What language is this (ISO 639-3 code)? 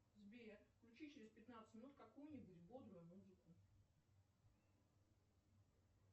rus